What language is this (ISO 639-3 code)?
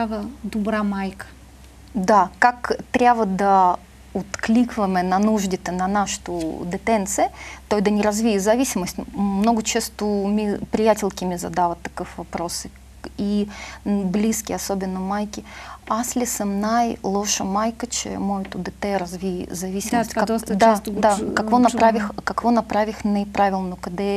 bul